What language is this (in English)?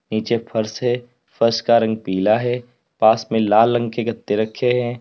Hindi